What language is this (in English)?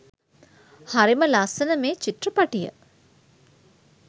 Sinhala